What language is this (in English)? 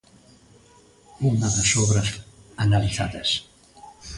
Galician